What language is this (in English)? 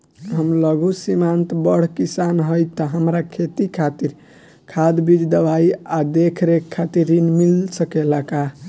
Bhojpuri